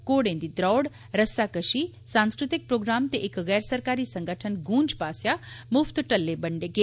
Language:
Dogri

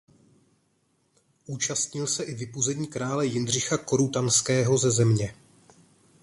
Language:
Czech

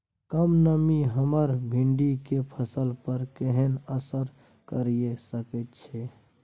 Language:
Maithili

